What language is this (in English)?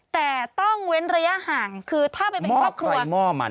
Thai